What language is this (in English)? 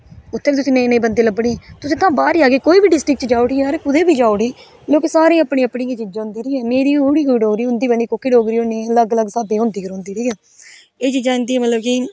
Dogri